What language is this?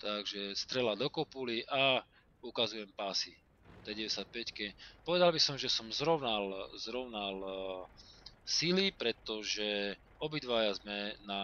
Slovak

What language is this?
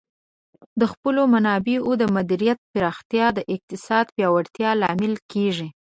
Pashto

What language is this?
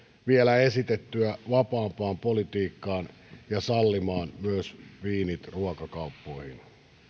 Finnish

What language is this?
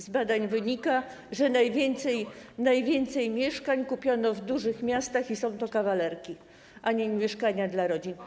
Polish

